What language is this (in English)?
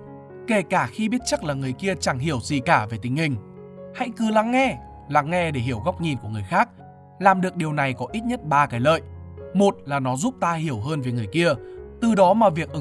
Vietnamese